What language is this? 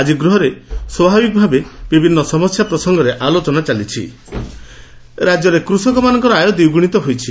Odia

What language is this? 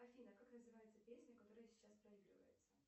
Russian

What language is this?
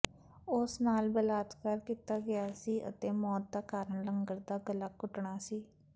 Punjabi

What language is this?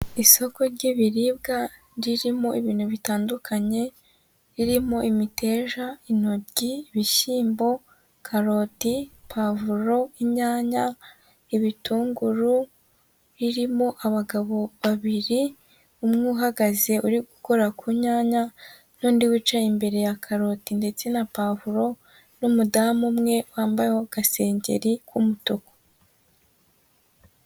Kinyarwanda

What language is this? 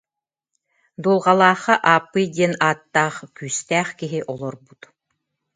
Yakut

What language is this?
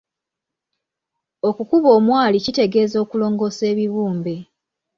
Ganda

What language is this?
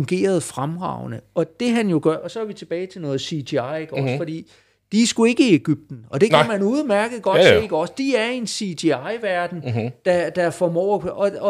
Danish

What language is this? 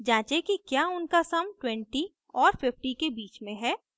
Hindi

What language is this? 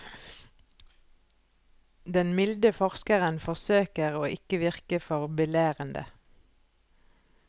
Norwegian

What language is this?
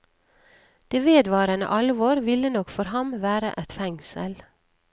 Norwegian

